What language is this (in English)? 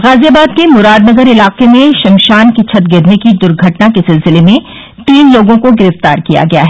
Hindi